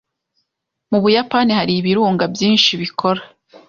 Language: Kinyarwanda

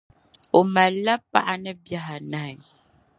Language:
Dagbani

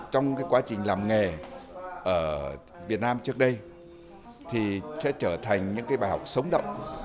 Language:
Vietnamese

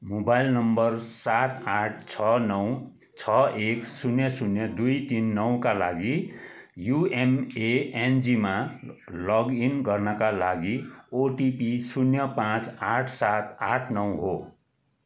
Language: Nepali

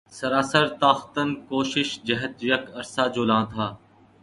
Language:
Urdu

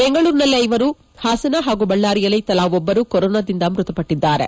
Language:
Kannada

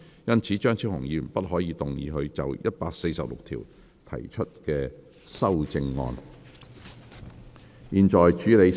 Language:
Cantonese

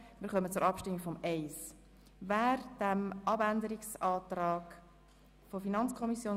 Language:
Swiss German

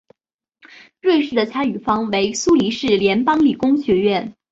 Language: Chinese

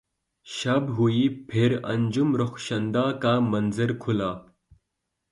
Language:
Urdu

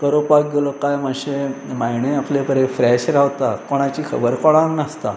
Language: Konkani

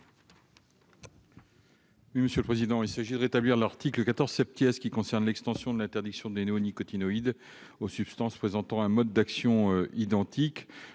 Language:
French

